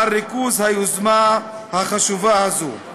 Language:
Hebrew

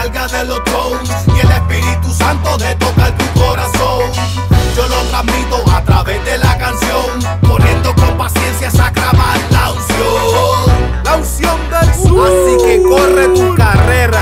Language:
Italian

